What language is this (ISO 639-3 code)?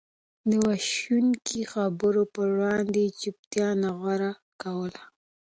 pus